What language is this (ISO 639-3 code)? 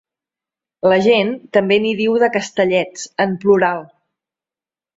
cat